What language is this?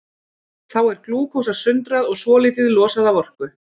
Icelandic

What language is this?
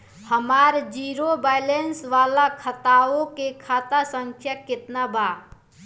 Bhojpuri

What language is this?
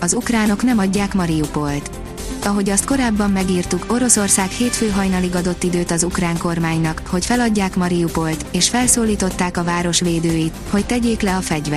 Hungarian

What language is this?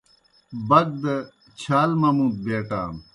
Kohistani Shina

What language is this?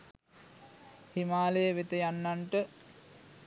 Sinhala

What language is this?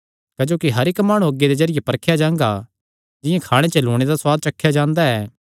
Kangri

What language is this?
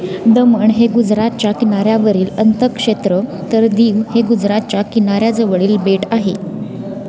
Marathi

